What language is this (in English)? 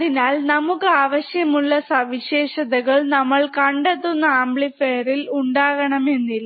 Malayalam